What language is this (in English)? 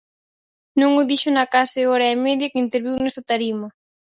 Galician